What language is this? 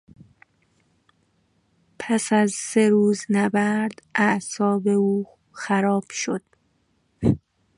Persian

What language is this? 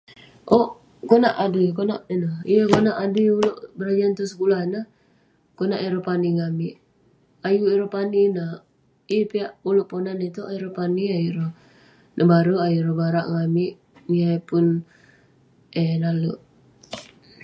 Western Penan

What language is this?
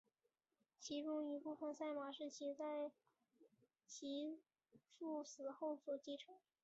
Chinese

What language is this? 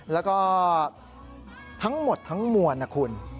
Thai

